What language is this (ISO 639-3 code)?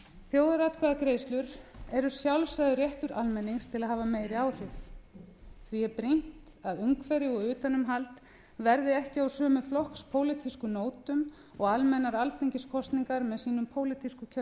isl